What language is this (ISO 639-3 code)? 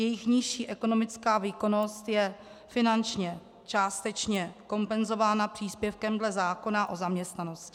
ces